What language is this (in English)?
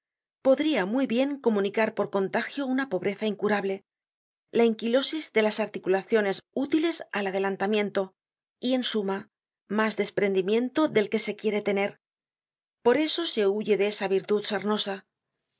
Spanish